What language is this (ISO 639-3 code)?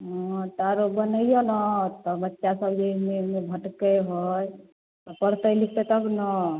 mai